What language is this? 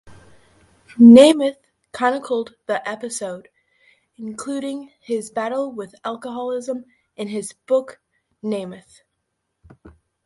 English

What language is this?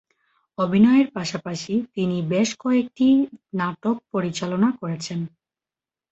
Bangla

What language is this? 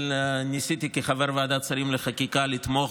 Hebrew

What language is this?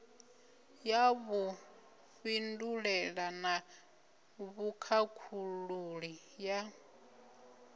Venda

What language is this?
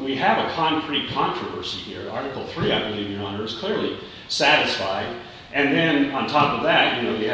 English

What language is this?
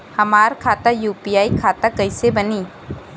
Bhojpuri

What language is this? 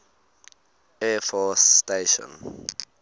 English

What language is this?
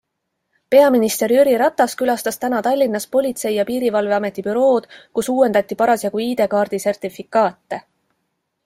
Estonian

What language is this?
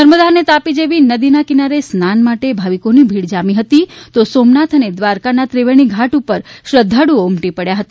Gujarati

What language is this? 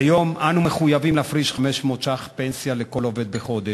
Hebrew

